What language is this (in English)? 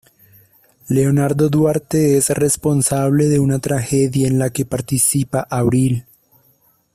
Spanish